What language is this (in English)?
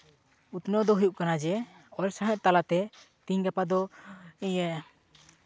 Santali